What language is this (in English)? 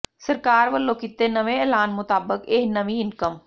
Punjabi